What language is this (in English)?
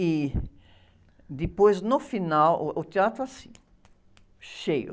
Portuguese